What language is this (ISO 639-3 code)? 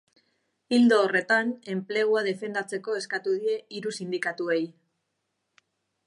eus